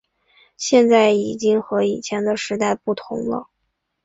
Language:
Chinese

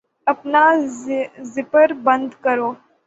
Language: Urdu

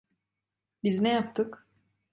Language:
Turkish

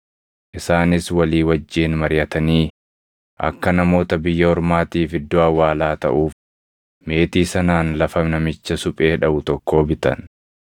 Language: Oromo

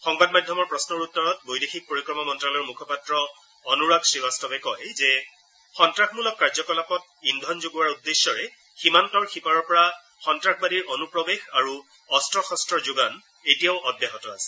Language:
Assamese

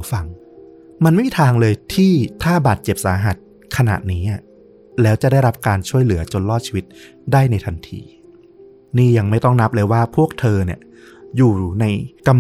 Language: Thai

